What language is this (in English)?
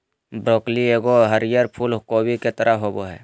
Magahi